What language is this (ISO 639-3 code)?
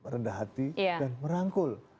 ind